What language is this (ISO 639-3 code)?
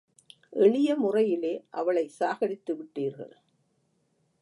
tam